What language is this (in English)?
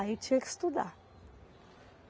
Portuguese